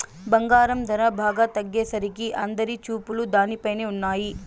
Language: Telugu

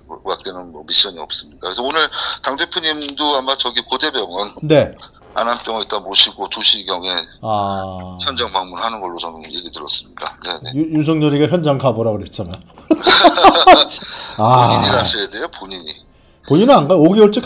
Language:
Korean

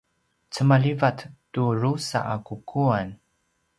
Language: Paiwan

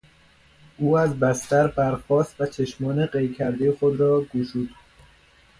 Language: Persian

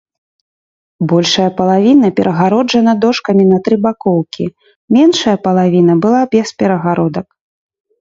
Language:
Belarusian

